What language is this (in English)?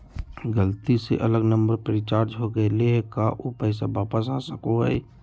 Magahi